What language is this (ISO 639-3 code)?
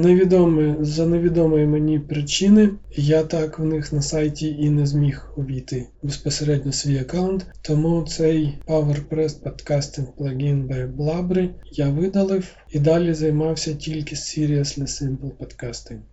ukr